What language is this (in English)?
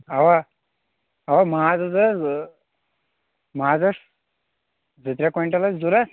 Kashmiri